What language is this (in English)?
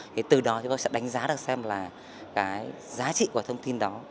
Vietnamese